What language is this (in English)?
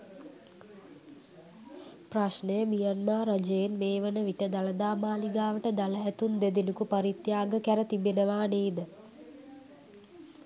Sinhala